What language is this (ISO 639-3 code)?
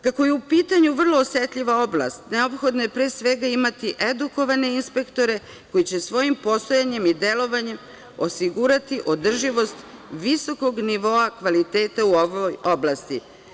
srp